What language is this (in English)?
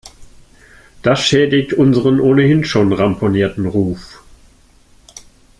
German